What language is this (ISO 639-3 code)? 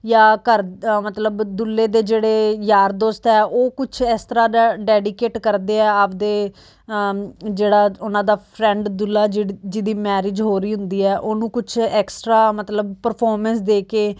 pan